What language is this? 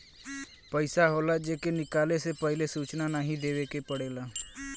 Bhojpuri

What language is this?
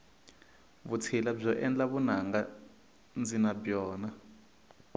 Tsonga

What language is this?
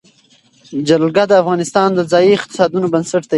Pashto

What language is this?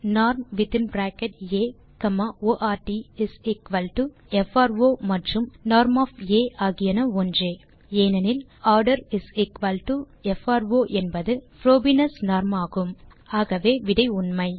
Tamil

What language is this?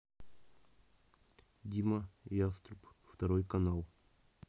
Russian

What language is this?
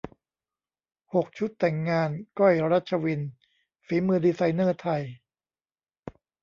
Thai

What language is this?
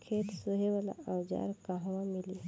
Bhojpuri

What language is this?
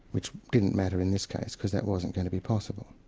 English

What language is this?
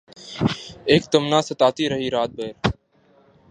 Urdu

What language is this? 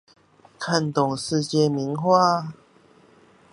Chinese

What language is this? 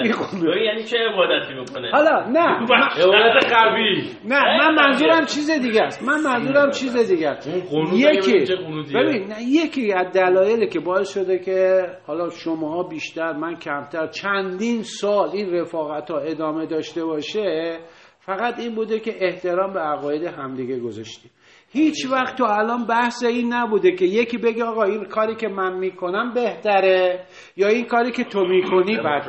Persian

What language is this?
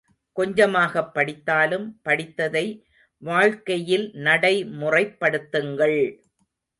Tamil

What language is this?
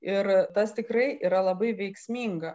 Lithuanian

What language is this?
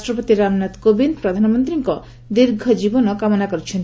Odia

